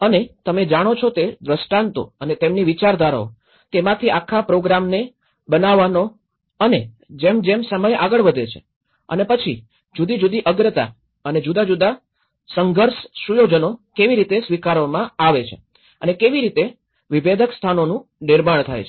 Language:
Gujarati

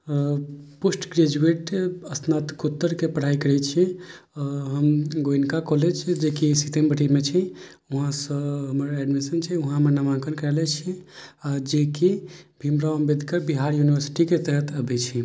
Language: Maithili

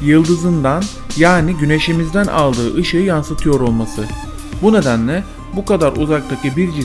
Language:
Turkish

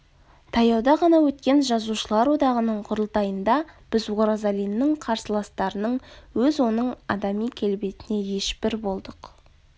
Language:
Kazakh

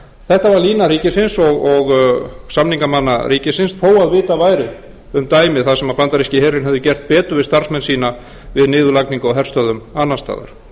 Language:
Icelandic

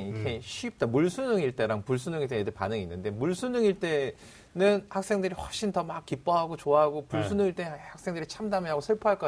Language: Korean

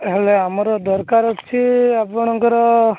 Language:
Odia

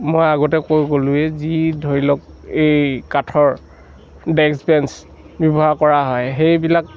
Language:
Assamese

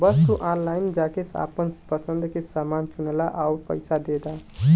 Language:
Bhojpuri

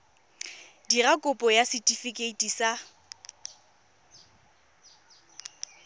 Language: Tswana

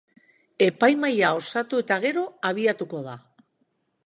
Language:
Basque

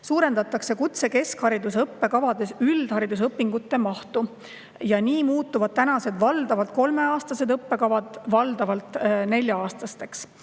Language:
Estonian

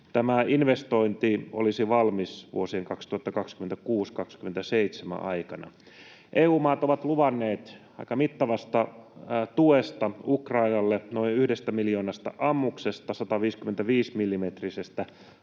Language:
Finnish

